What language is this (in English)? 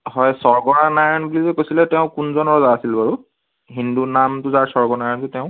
Assamese